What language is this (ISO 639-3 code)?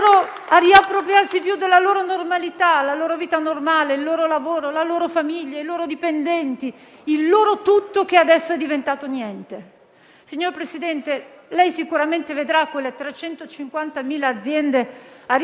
ita